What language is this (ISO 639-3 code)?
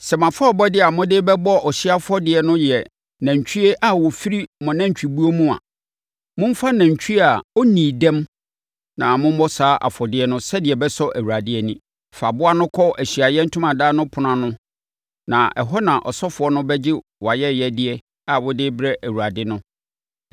aka